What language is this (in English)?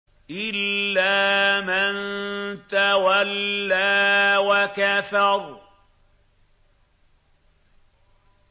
Arabic